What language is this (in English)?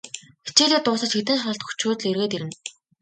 Mongolian